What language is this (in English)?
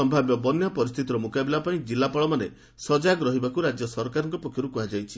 Odia